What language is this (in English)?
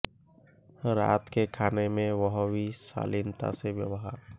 Hindi